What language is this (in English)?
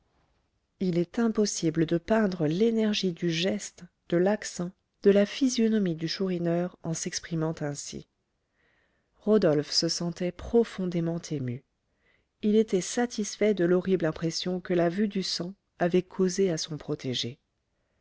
French